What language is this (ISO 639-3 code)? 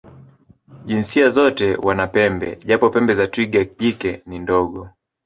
swa